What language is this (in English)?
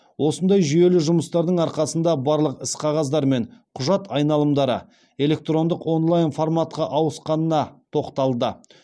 Kazakh